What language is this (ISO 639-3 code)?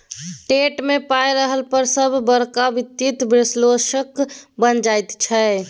mai